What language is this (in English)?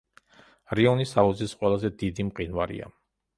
Georgian